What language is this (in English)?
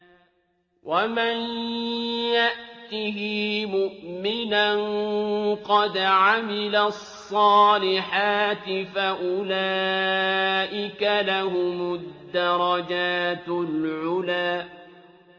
Arabic